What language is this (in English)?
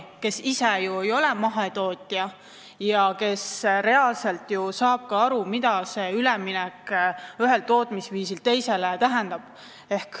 Estonian